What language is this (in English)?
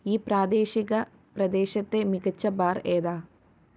Malayalam